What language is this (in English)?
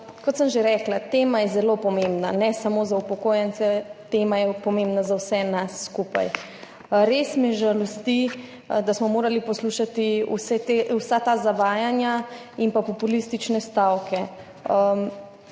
Slovenian